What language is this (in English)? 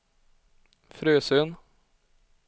Swedish